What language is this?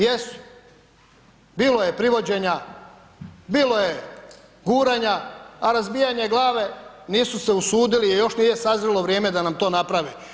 Croatian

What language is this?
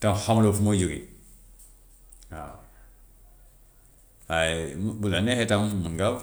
Gambian Wolof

